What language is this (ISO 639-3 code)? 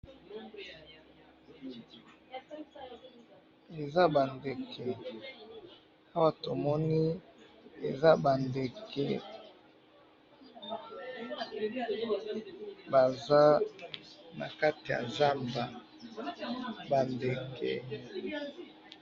lin